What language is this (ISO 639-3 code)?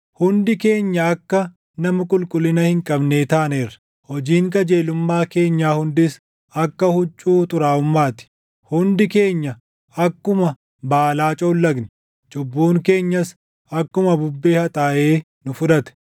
orm